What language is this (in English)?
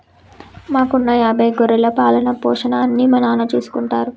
Telugu